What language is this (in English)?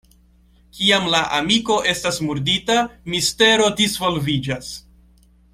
Esperanto